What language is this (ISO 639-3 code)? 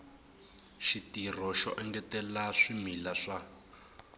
tso